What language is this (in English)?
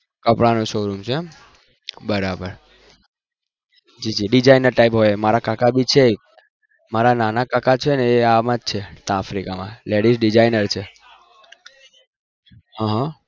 Gujarati